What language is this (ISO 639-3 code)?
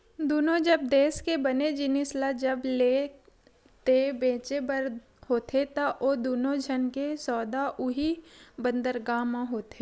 hne